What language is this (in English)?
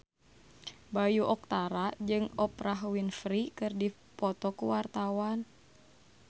Sundanese